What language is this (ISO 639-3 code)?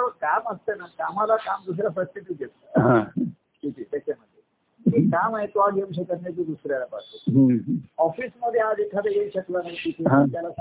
mar